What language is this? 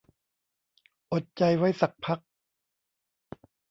Thai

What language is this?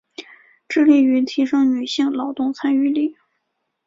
Chinese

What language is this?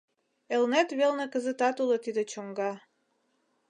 Mari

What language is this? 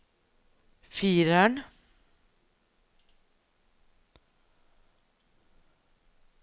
Norwegian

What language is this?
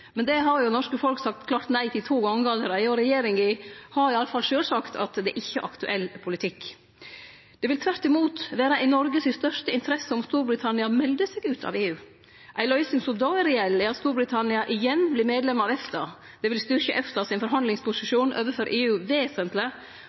Norwegian Nynorsk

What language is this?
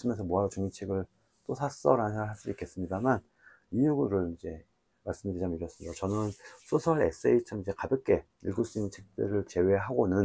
Korean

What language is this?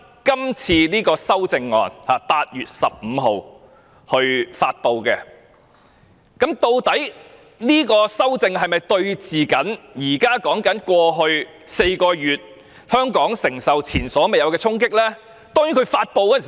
Cantonese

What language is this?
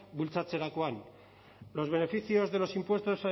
Spanish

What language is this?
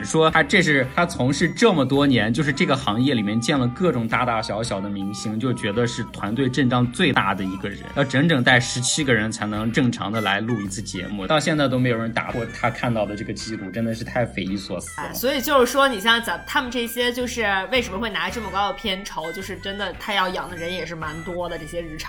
Chinese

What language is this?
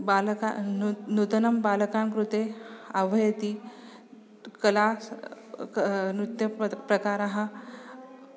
Sanskrit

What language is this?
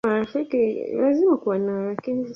Swahili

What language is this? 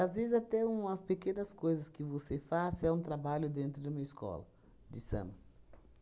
Portuguese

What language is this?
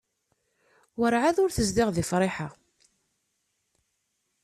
Kabyle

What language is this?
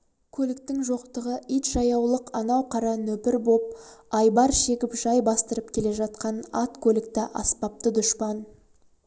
Kazakh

